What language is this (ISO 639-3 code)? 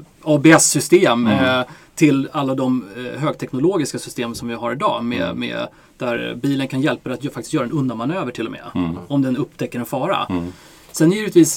swe